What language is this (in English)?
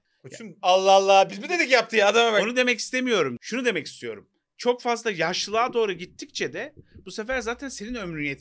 Turkish